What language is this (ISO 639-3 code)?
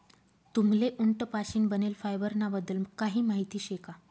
mar